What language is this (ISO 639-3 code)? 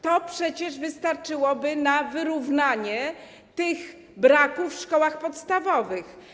pol